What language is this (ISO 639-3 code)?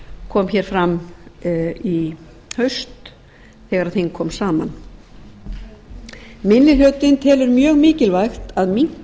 isl